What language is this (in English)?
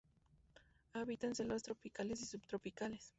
Spanish